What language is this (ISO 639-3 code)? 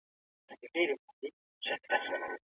pus